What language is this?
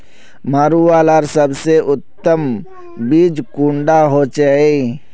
Magahi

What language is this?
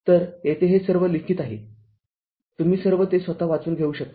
Marathi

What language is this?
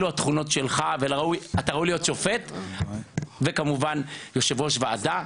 Hebrew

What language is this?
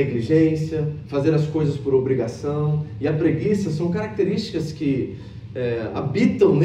Portuguese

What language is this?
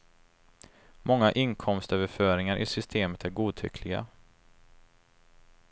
Swedish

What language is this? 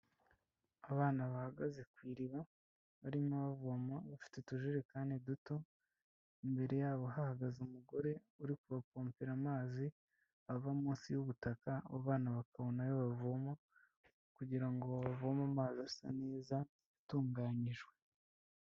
Kinyarwanda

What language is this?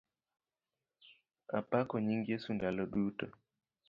Luo (Kenya and Tanzania)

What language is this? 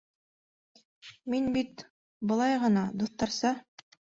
Bashkir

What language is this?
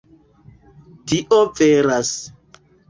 Esperanto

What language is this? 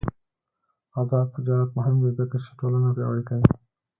Pashto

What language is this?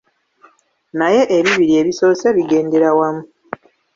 Ganda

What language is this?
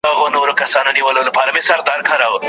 Pashto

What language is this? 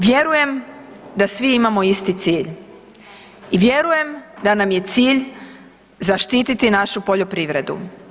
Croatian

